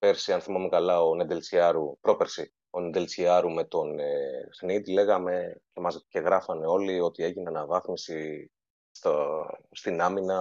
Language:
Greek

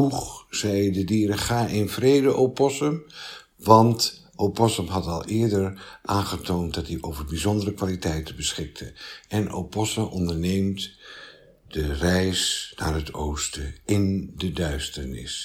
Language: Dutch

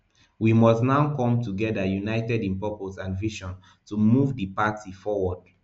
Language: Nigerian Pidgin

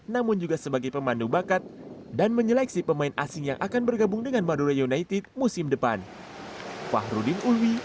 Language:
Indonesian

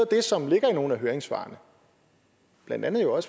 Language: Danish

